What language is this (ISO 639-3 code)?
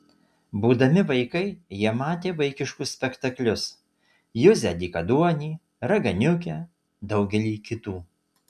lit